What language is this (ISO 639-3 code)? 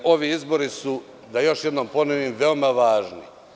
srp